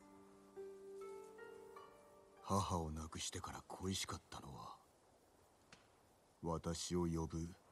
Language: Polish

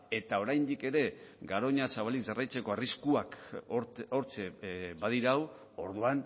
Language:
Basque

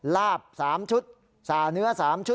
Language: Thai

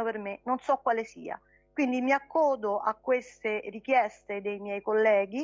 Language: Italian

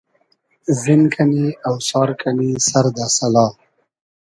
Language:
Hazaragi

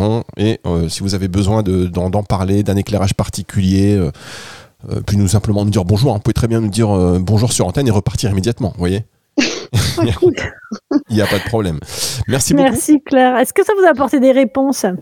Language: French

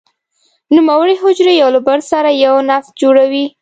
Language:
Pashto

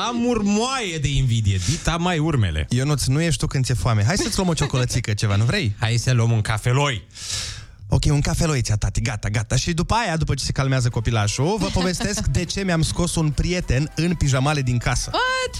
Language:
Romanian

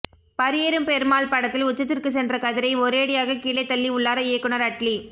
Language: Tamil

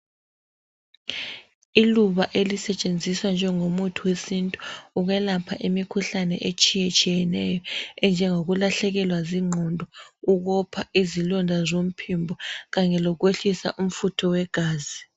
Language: North Ndebele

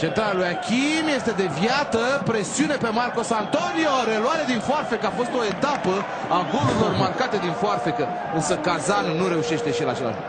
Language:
Romanian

